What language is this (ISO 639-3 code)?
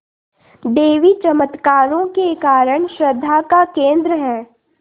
hin